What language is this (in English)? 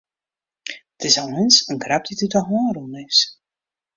Western Frisian